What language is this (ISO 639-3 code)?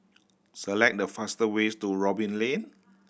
eng